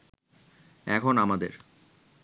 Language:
Bangla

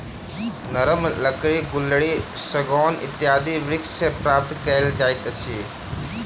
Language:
Maithili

